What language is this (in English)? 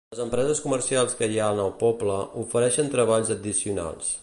Catalan